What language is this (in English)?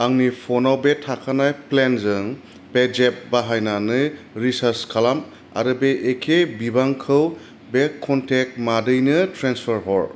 Bodo